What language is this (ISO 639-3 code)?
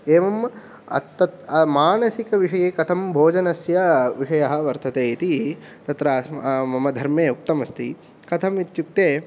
san